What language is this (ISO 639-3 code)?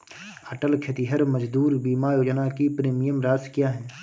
hin